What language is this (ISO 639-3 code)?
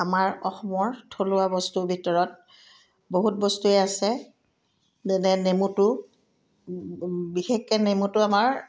asm